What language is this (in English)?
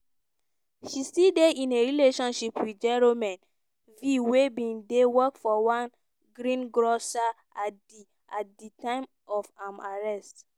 Nigerian Pidgin